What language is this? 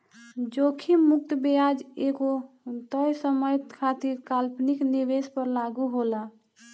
Bhojpuri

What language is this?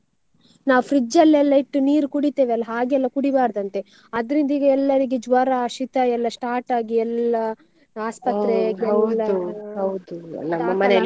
Kannada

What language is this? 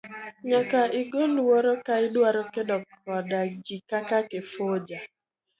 Luo (Kenya and Tanzania)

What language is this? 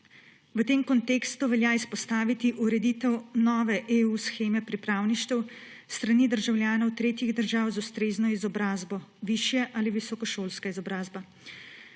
Slovenian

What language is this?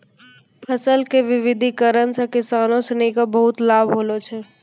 Maithili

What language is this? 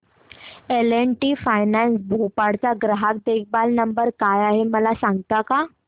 Marathi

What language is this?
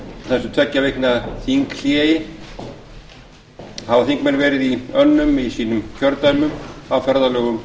Icelandic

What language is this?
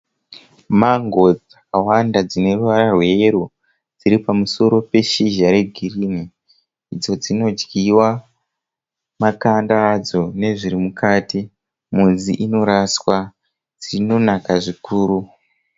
Shona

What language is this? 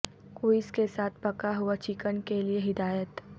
Urdu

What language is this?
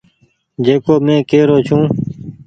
Goaria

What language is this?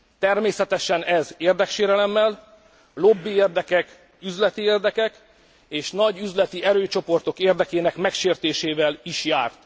Hungarian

